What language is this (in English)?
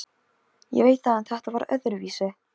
Icelandic